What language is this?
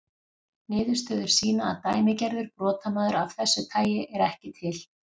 Icelandic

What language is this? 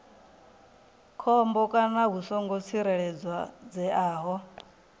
Venda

